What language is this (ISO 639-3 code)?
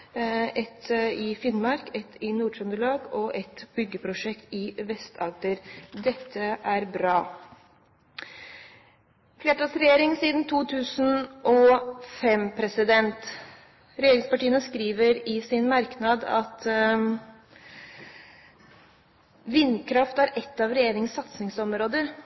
nob